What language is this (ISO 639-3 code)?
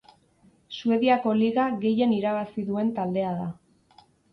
eus